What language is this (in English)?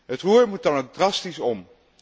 Dutch